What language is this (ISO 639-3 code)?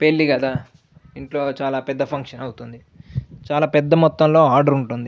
tel